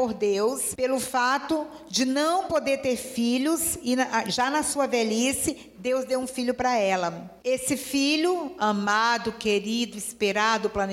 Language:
Portuguese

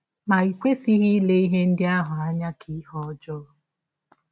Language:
Igbo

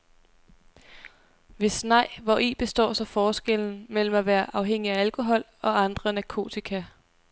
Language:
Danish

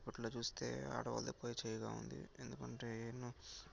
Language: Telugu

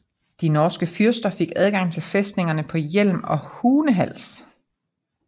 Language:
Danish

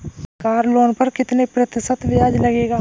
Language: Hindi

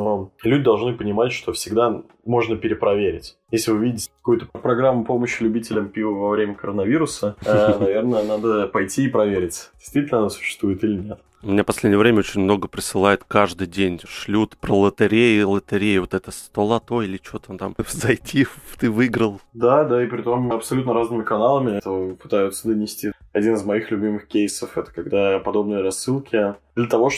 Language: Russian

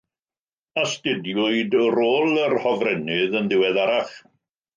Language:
Welsh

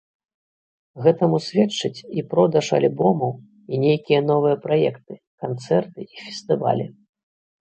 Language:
Belarusian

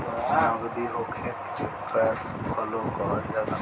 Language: Bhojpuri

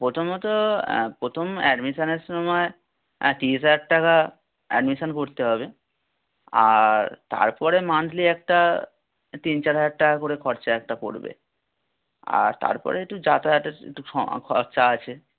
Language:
Bangla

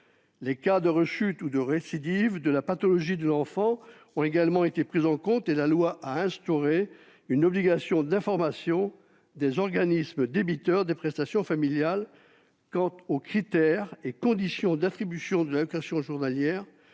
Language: French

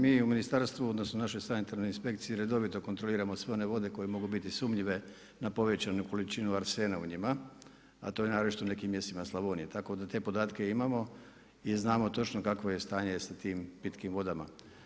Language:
Croatian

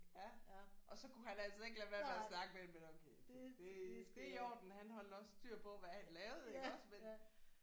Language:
Danish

